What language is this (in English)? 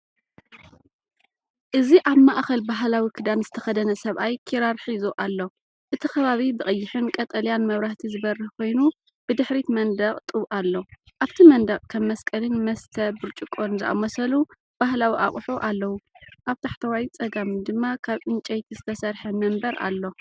Tigrinya